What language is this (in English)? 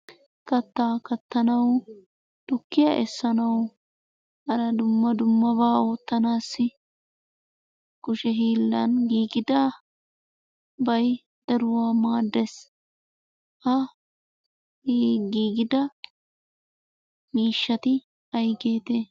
Wolaytta